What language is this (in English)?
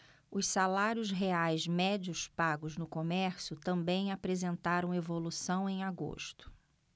Portuguese